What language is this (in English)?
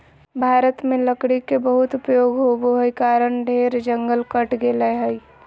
Magahi